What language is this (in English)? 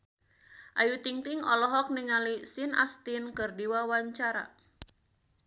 Sundanese